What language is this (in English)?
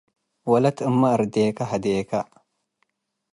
Tigre